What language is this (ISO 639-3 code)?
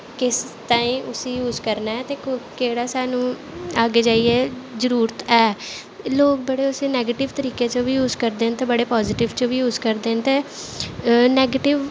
doi